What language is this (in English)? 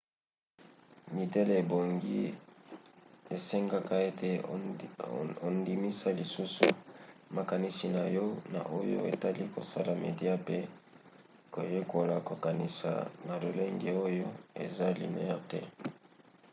Lingala